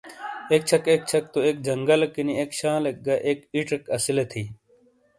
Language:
Shina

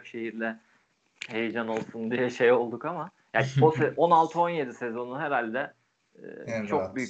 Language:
Turkish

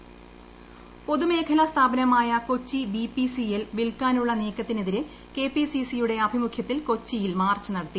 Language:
Malayalam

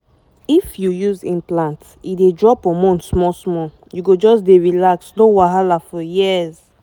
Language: Nigerian Pidgin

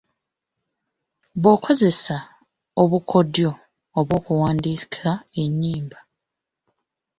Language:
Ganda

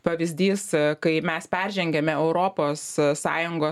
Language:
Lithuanian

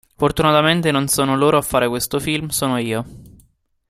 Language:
Italian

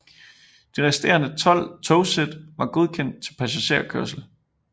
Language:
Danish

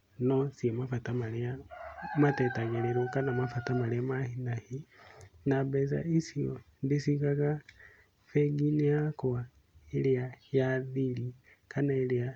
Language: Kikuyu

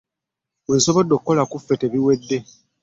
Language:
Ganda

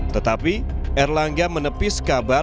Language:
Indonesian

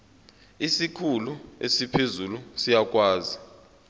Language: Zulu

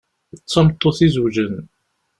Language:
Kabyle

